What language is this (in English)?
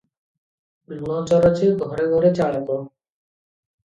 Odia